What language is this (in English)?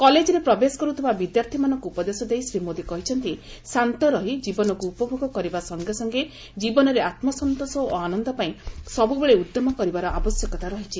Odia